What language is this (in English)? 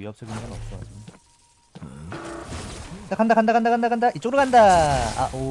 Korean